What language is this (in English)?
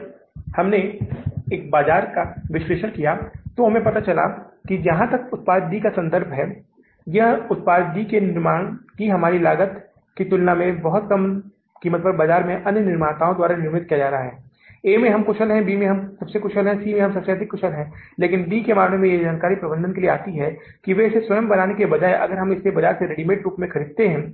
Hindi